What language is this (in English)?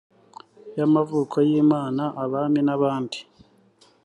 Kinyarwanda